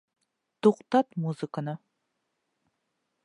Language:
Bashkir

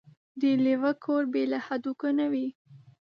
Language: Pashto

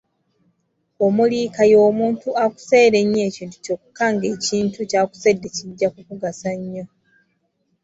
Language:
Ganda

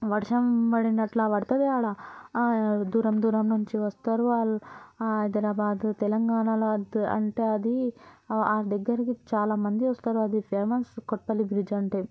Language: Telugu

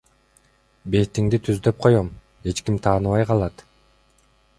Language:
Kyrgyz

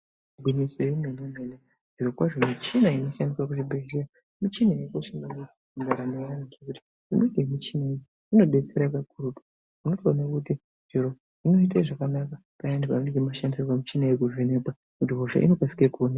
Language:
Ndau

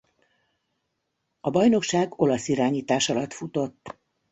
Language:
Hungarian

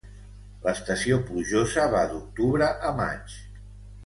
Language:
Catalan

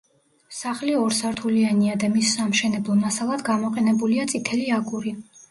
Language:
Georgian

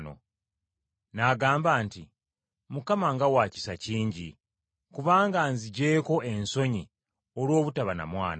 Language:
Ganda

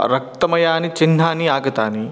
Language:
Sanskrit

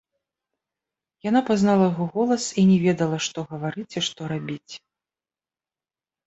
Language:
Belarusian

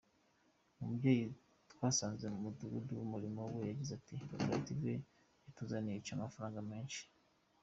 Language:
Kinyarwanda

